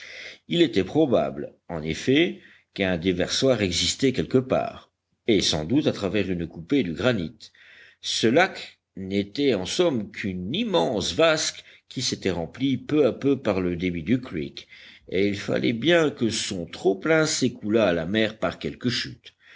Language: French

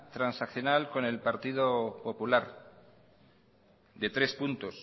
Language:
Spanish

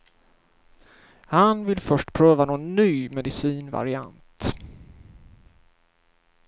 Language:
Swedish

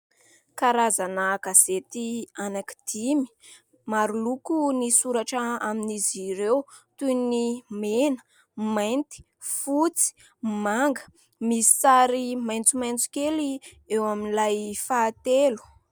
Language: Malagasy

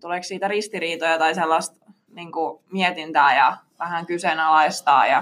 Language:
Finnish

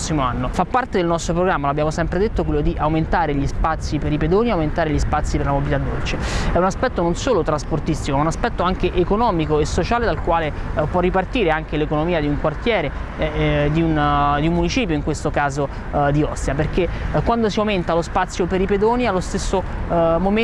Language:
Italian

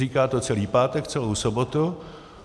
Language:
Czech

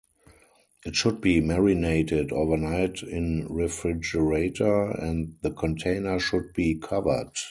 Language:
English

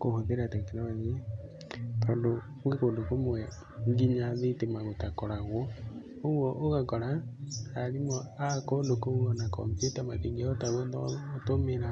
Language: Kikuyu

